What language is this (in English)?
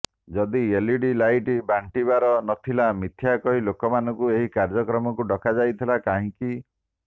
Odia